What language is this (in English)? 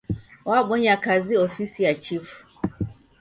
Taita